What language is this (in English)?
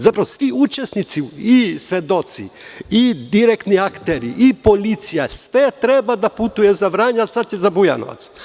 Serbian